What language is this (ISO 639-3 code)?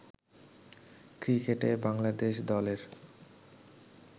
ben